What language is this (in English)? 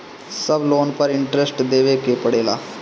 Bhojpuri